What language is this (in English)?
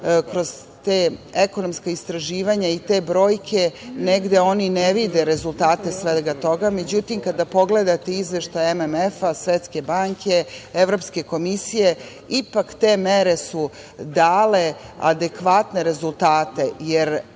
Serbian